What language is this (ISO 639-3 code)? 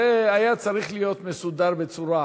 heb